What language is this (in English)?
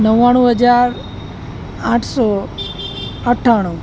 Gujarati